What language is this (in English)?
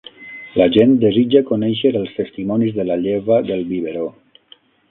Catalan